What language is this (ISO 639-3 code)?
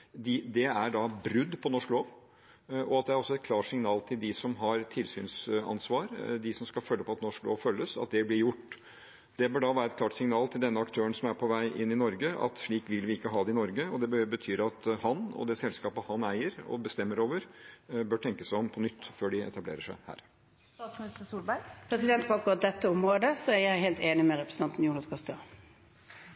nor